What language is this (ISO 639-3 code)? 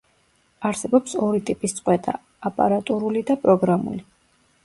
kat